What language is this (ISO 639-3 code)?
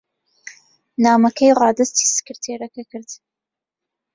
ckb